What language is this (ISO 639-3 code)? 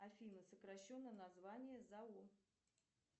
rus